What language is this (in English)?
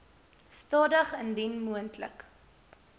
Afrikaans